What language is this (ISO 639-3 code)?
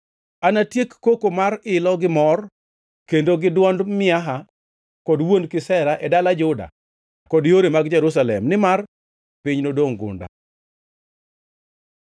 luo